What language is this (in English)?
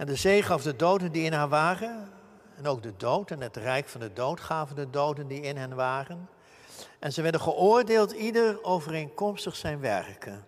Dutch